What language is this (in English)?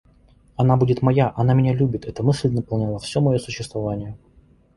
Russian